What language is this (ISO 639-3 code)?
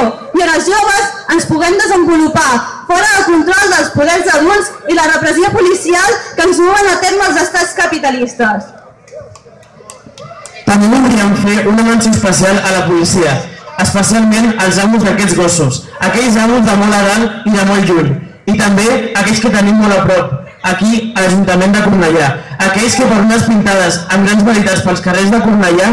cat